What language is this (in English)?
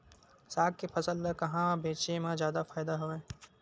Chhattisgarhi